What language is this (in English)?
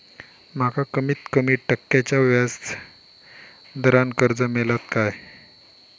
Marathi